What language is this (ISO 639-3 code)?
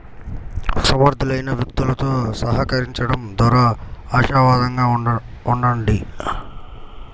tel